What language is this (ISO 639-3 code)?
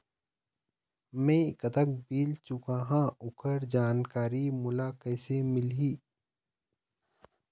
hne